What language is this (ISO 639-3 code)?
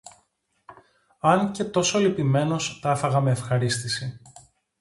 ell